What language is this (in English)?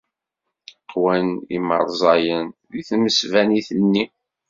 Kabyle